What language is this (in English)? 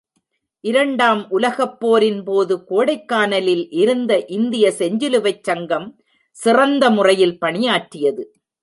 Tamil